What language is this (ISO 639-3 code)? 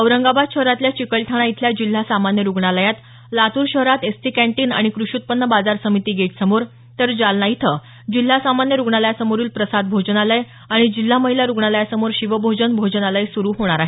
mar